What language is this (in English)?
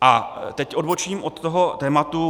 Czech